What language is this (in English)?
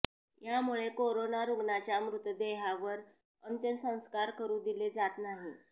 Marathi